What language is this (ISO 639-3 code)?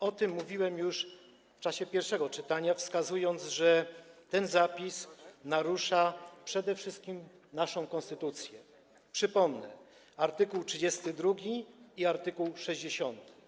pol